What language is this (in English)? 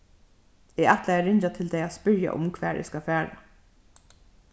Faroese